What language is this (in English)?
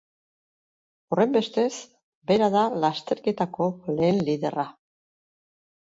Basque